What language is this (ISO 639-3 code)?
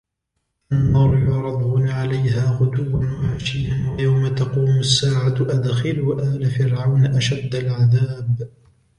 ara